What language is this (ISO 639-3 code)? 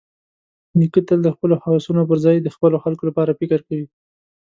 pus